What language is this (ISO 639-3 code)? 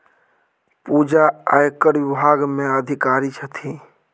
mai